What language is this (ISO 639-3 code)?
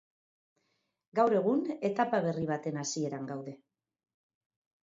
eus